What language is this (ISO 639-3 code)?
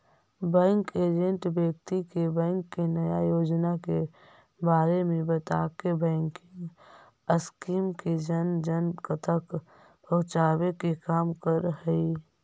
mag